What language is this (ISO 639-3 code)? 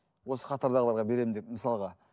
kaz